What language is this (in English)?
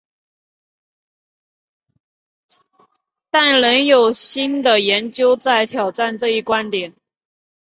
Chinese